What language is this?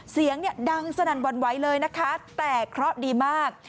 Thai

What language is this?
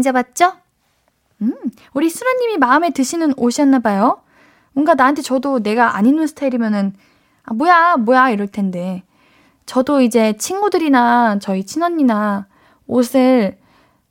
Korean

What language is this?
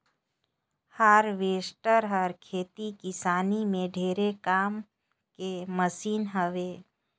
Chhattisgarhi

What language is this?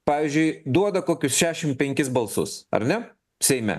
Lithuanian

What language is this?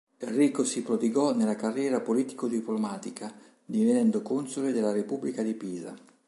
Italian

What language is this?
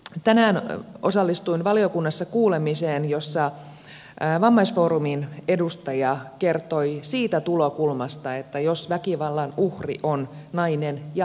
Finnish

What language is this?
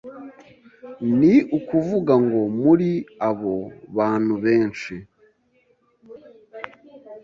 Kinyarwanda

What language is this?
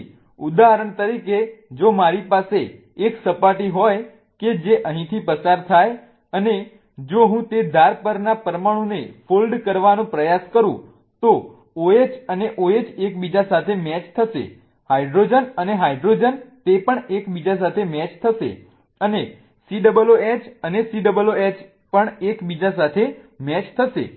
Gujarati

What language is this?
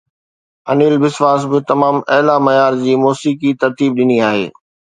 Sindhi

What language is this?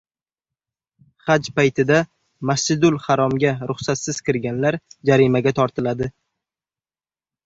Uzbek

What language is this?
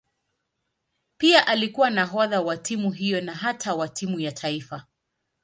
Swahili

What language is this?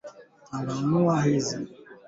Swahili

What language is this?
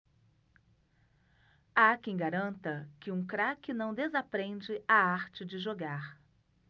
Portuguese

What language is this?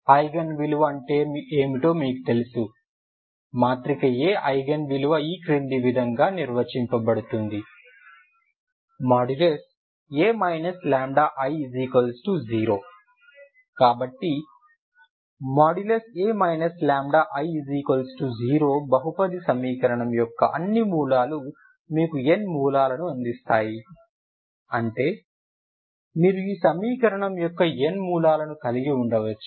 Telugu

